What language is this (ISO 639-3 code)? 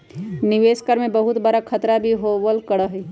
mag